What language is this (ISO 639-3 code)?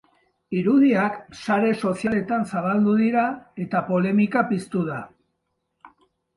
eus